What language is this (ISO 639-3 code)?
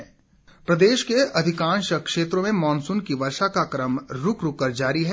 hin